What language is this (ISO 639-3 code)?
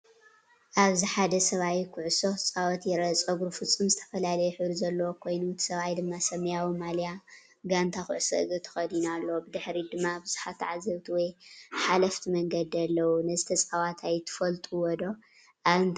tir